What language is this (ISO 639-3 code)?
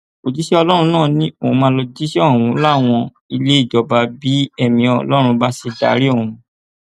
yor